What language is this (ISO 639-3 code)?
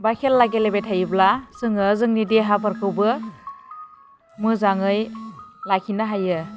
brx